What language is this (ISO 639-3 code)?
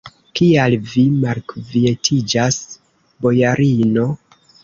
epo